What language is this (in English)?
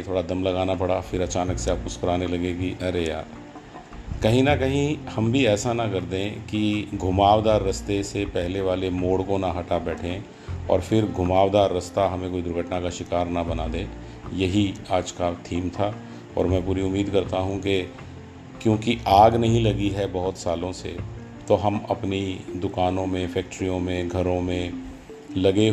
Hindi